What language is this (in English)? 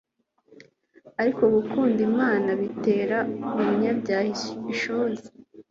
Kinyarwanda